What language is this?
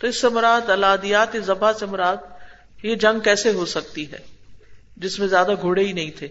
Urdu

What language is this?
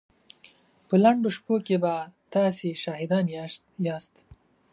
Pashto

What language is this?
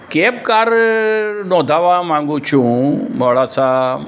Gujarati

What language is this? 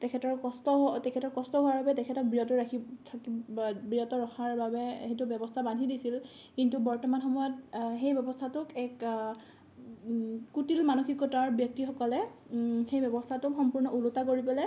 Assamese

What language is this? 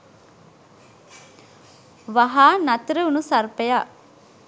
Sinhala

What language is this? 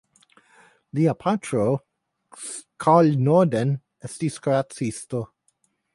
Esperanto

